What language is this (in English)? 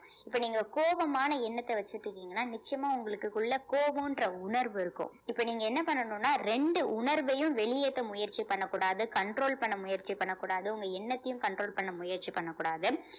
Tamil